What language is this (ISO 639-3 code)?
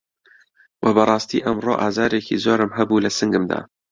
ckb